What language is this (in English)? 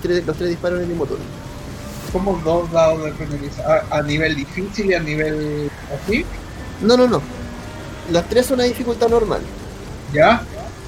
Spanish